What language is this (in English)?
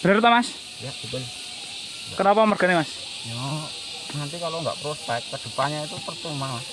Indonesian